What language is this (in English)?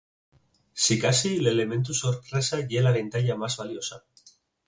Asturian